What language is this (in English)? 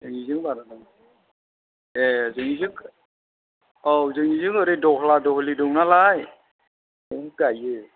Bodo